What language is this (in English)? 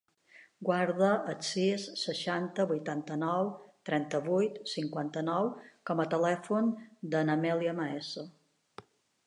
Catalan